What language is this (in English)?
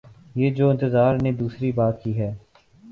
Urdu